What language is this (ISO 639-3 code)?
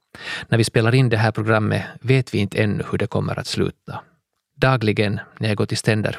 swe